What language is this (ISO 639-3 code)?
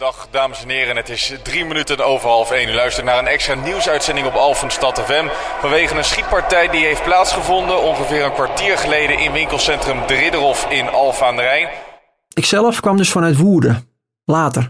nld